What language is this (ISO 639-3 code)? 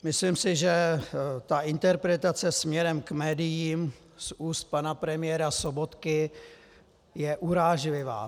ces